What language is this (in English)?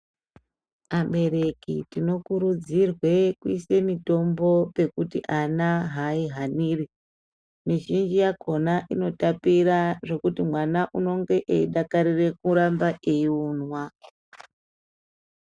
Ndau